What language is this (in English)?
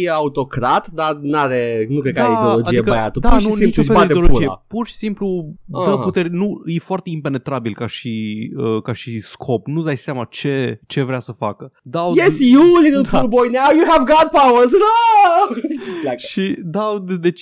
Romanian